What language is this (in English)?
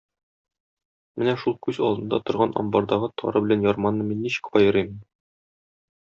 Tatar